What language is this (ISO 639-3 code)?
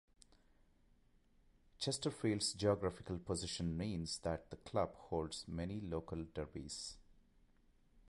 eng